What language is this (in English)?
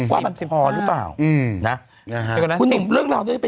Thai